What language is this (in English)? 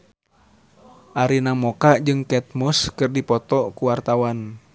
Sundanese